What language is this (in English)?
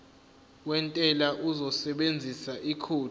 Zulu